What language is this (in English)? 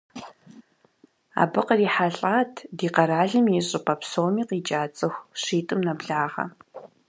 Kabardian